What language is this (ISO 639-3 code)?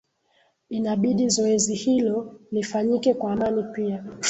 swa